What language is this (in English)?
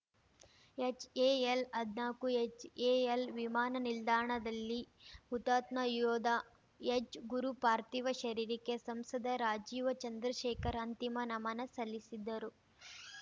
Kannada